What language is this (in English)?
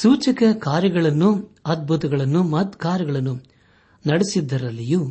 Kannada